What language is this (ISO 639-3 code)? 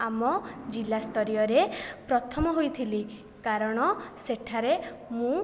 ori